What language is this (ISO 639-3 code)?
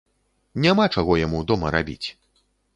bel